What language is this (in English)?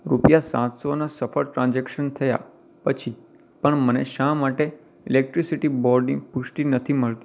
Gujarati